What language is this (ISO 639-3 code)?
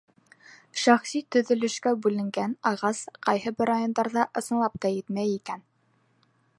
bak